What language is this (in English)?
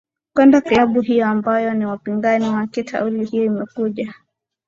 Swahili